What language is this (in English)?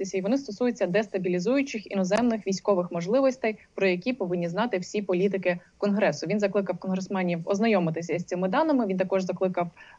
Ukrainian